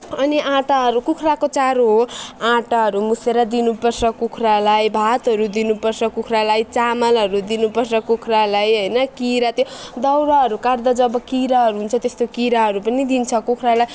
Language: Nepali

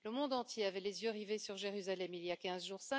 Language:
French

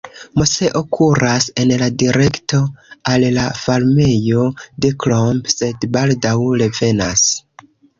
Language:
Esperanto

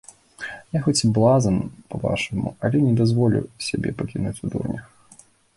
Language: Belarusian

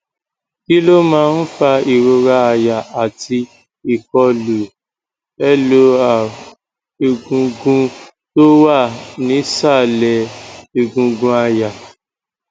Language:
Yoruba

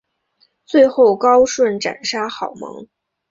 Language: Chinese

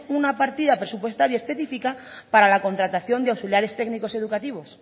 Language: Spanish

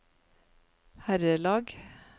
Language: Norwegian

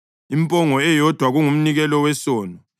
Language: North Ndebele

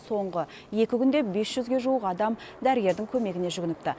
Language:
Kazakh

